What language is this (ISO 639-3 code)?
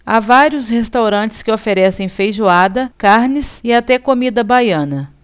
por